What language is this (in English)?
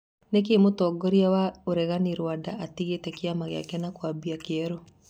Kikuyu